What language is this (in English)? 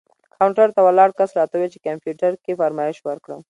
Pashto